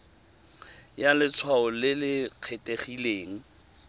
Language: Tswana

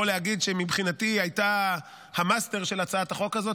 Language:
Hebrew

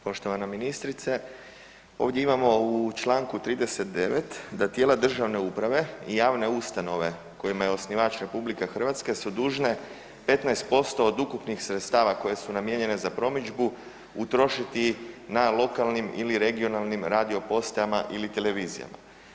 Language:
Croatian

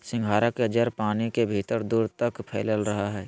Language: Magahi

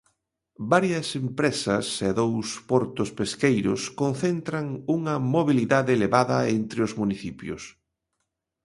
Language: Galician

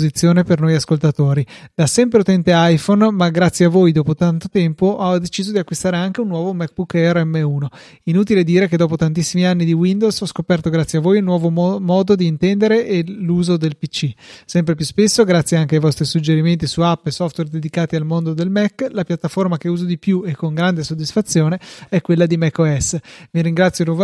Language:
Italian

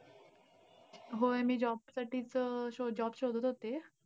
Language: Marathi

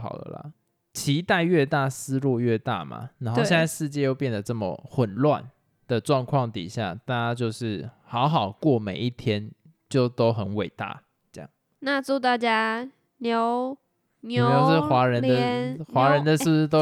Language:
Chinese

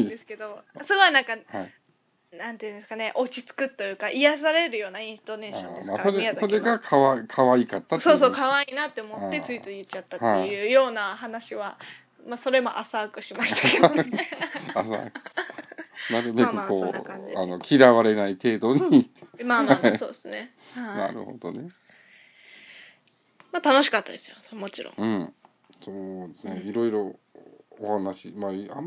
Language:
Japanese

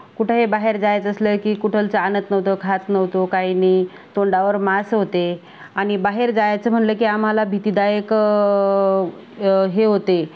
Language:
Marathi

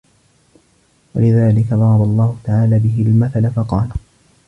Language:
Arabic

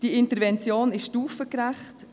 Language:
Swiss German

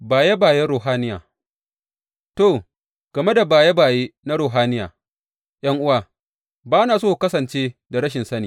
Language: Hausa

